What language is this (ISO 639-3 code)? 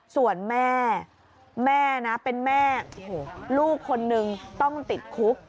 tha